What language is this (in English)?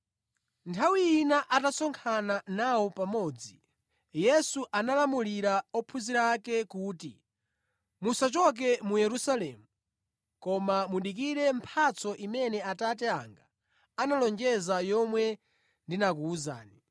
Nyanja